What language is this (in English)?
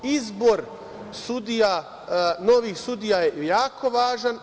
Serbian